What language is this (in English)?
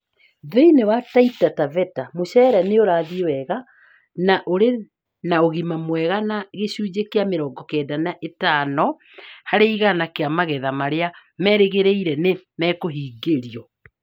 Kikuyu